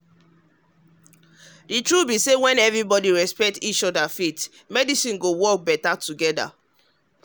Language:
Nigerian Pidgin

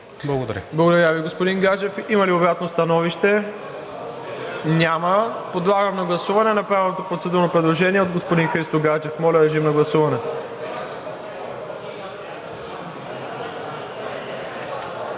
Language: Bulgarian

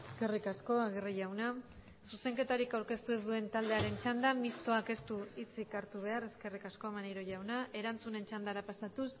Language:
Basque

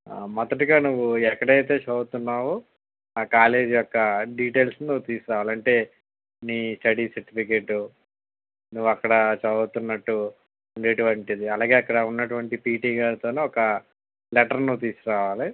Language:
Telugu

